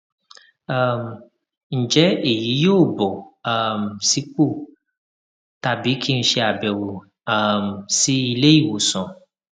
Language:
Yoruba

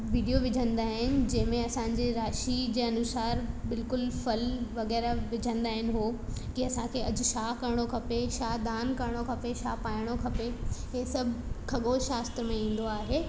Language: Sindhi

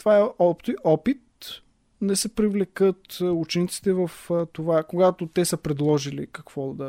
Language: Bulgarian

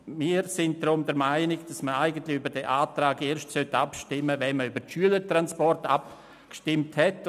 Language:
Swiss German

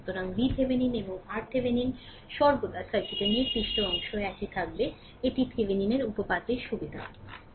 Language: Bangla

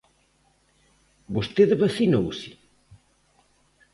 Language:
Galician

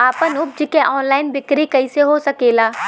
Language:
Bhojpuri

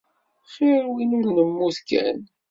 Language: Kabyle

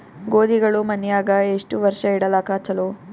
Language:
Kannada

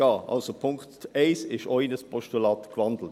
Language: Swiss German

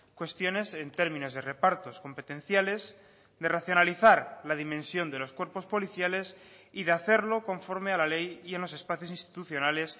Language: Spanish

